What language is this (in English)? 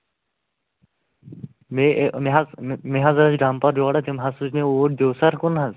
Kashmiri